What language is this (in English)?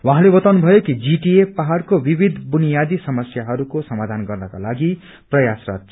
Nepali